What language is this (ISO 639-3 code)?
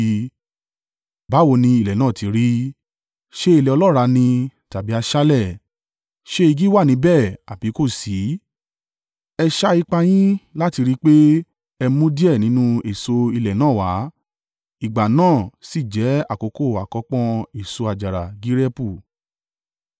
yor